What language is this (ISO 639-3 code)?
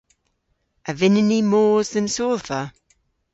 cor